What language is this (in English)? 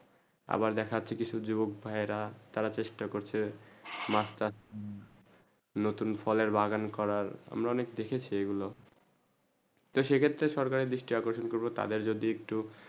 Bangla